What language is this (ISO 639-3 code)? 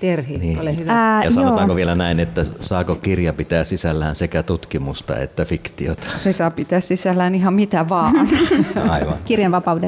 fin